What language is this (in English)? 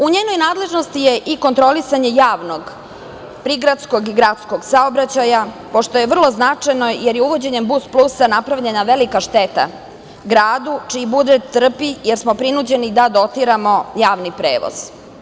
Serbian